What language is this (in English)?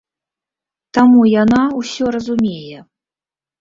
Belarusian